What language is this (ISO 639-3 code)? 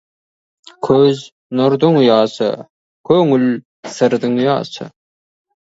kaz